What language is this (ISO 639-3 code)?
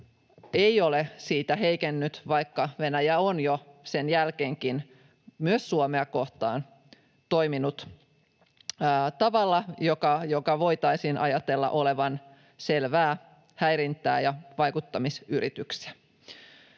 fin